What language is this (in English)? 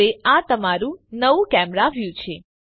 Gujarati